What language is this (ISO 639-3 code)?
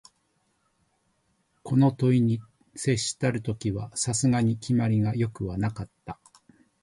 jpn